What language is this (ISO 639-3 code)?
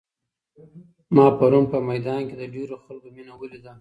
pus